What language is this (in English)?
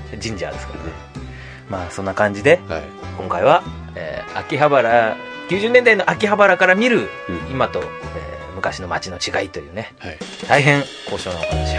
Japanese